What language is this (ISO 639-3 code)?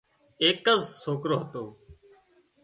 kxp